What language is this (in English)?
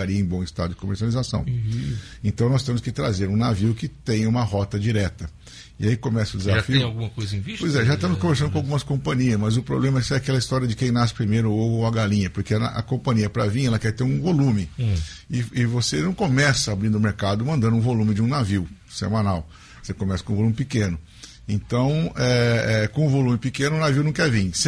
Portuguese